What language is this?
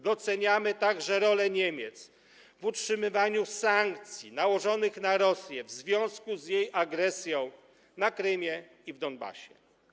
Polish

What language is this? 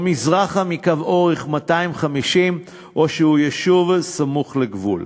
Hebrew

